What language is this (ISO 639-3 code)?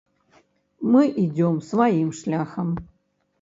bel